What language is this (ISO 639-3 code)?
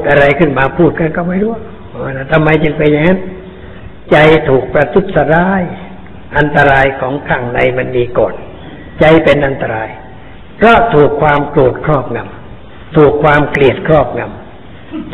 tha